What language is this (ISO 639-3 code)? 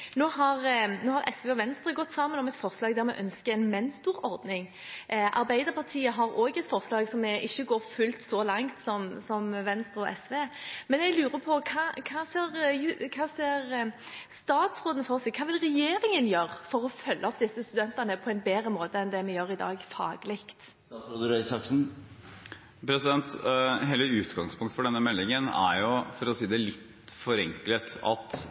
nob